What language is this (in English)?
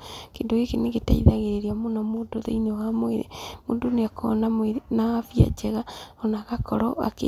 Kikuyu